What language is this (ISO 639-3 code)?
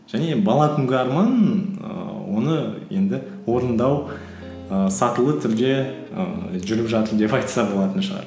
kaz